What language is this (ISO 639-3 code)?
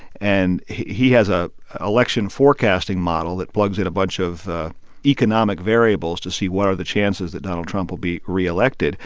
eng